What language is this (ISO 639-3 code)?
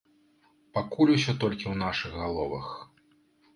bel